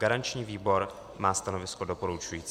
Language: Czech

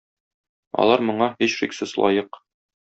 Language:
Tatar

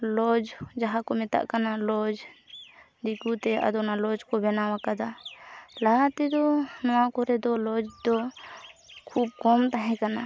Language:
Santali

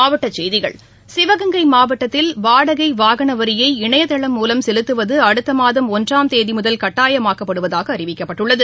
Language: Tamil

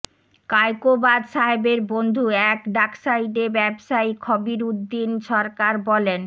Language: Bangla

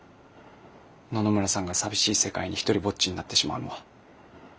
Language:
Japanese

